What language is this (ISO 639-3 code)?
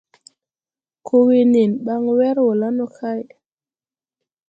tui